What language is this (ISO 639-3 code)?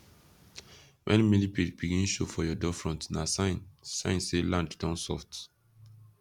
pcm